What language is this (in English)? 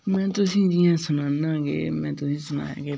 Dogri